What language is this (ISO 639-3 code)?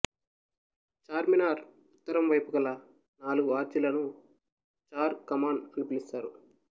tel